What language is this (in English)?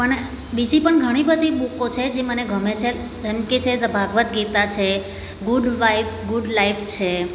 Gujarati